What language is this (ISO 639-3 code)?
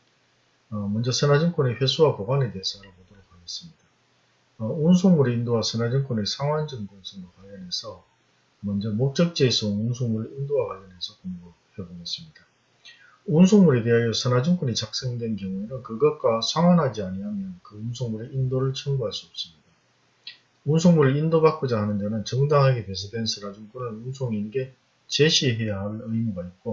kor